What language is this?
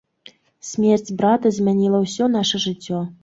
Belarusian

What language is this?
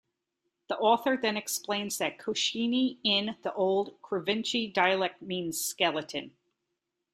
English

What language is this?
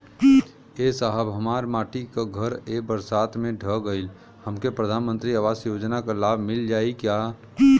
Bhojpuri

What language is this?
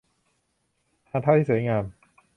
Thai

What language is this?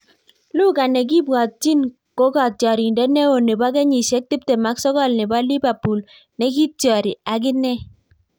Kalenjin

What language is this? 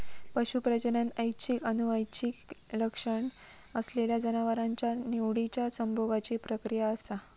Marathi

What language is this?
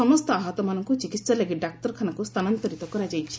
Odia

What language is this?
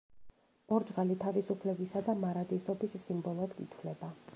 Georgian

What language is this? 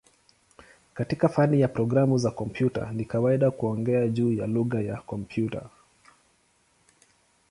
Swahili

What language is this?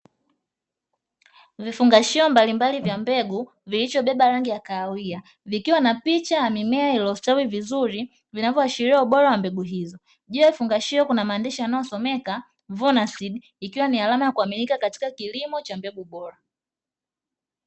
Swahili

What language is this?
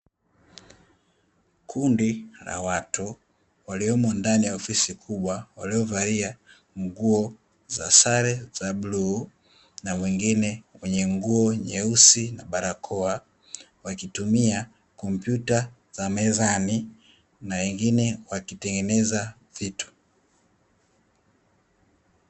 Swahili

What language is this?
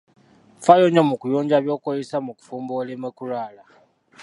Ganda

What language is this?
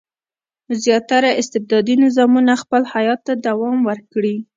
Pashto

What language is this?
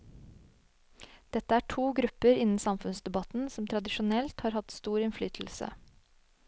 Norwegian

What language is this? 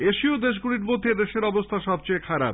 Bangla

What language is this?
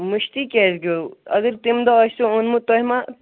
Kashmiri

